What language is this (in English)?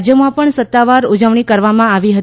Gujarati